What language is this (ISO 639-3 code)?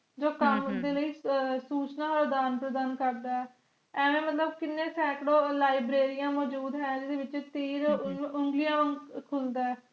pan